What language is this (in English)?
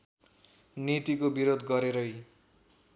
Nepali